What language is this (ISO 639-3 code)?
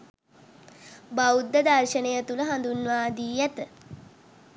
sin